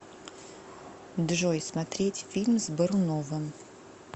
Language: Russian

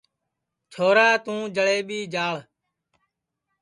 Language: Sansi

